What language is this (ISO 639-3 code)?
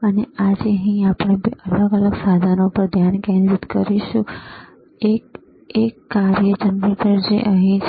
guj